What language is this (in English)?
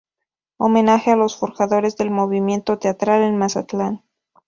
Spanish